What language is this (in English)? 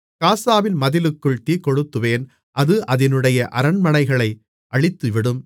Tamil